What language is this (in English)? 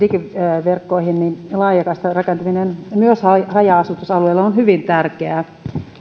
Finnish